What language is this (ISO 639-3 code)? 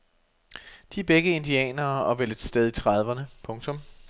dan